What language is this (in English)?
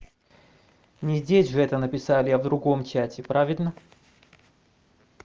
Russian